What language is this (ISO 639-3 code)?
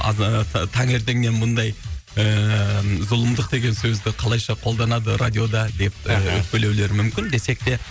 kaz